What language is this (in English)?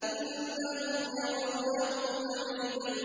Arabic